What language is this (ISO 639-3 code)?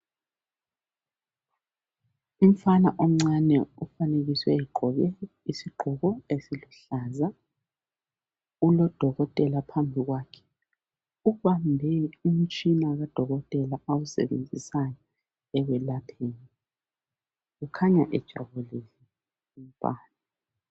nde